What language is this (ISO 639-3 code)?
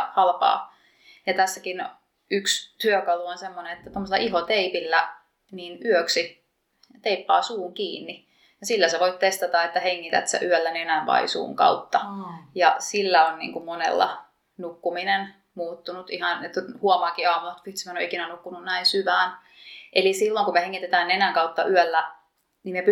fin